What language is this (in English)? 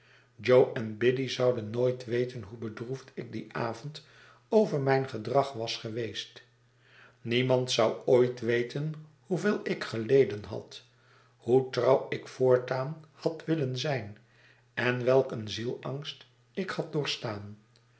Dutch